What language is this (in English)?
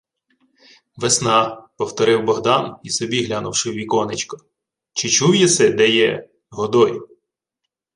Ukrainian